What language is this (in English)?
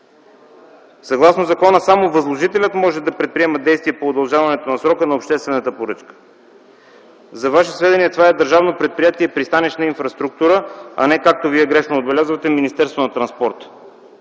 Bulgarian